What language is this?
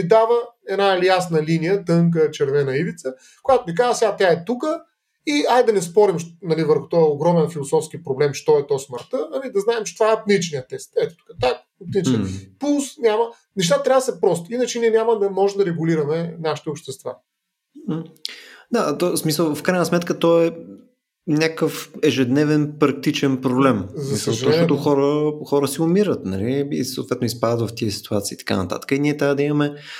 Bulgarian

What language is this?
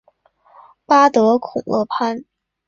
Chinese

